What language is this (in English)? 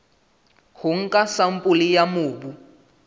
Southern Sotho